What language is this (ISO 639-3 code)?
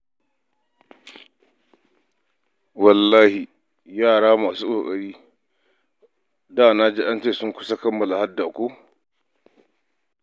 hau